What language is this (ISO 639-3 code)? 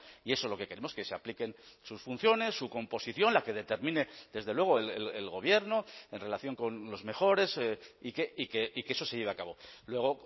spa